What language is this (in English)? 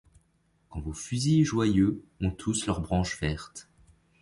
French